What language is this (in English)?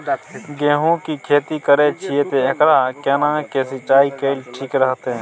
Maithili